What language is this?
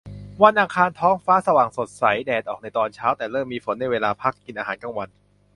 Thai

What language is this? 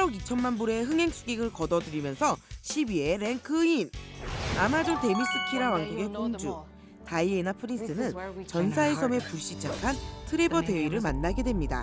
Korean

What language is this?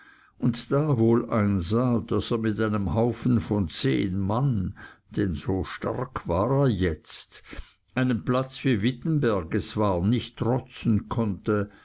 German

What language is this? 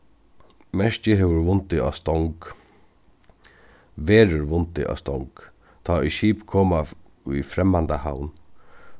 Faroese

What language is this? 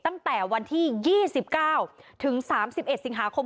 Thai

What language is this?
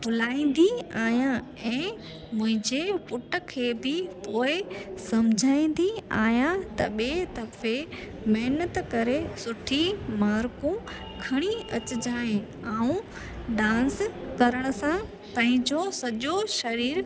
Sindhi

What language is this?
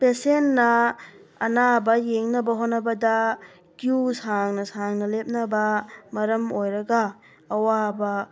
Manipuri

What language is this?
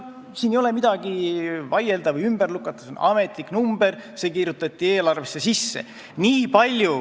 Estonian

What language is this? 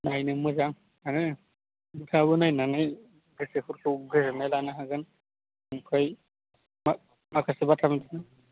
Bodo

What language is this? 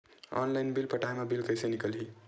Chhattisgarhi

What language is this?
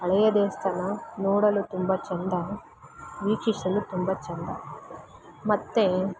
Kannada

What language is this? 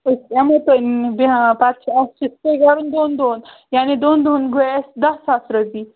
Kashmiri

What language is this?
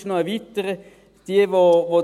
Swiss German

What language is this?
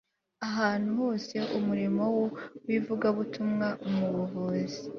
Kinyarwanda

